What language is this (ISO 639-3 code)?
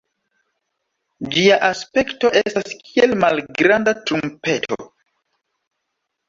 epo